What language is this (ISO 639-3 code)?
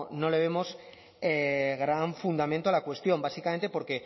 spa